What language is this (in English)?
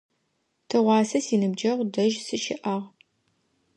Adyghe